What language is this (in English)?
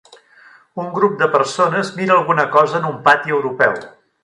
Catalan